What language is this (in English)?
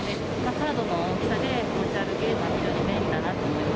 Japanese